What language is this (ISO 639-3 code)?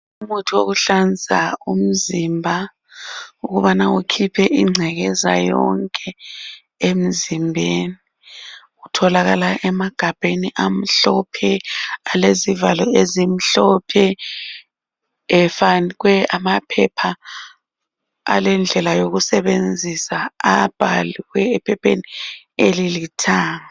nde